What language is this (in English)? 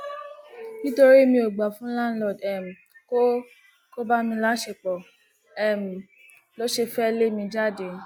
Yoruba